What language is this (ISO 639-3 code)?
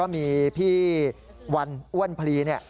tha